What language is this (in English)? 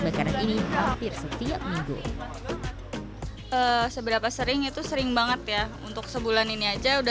Indonesian